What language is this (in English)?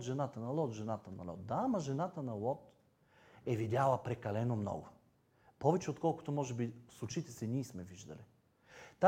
Bulgarian